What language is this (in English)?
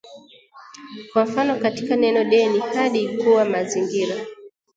Swahili